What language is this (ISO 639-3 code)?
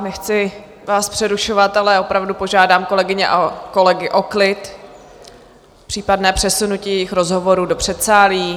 ces